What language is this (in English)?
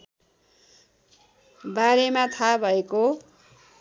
Nepali